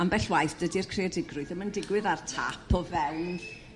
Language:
Welsh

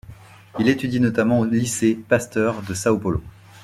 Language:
French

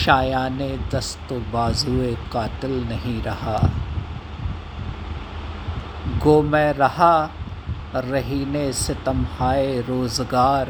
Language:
Hindi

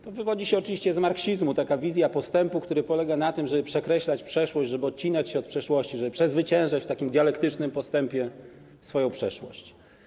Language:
Polish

